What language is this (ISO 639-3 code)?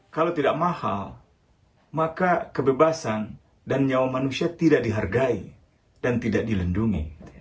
ind